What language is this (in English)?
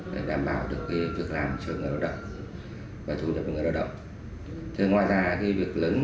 Vietnamese